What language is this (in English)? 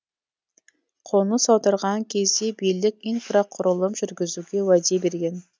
Kazakh